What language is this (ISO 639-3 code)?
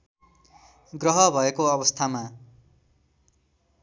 nep